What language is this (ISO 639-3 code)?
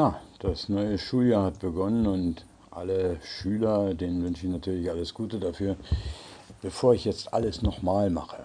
deu